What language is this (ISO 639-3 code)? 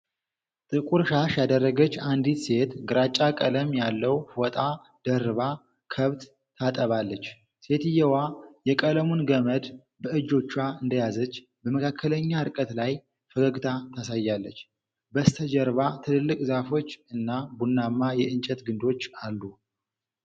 amh